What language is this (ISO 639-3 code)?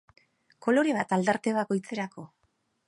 eus